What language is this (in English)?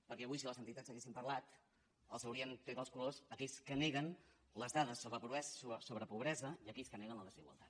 Catalan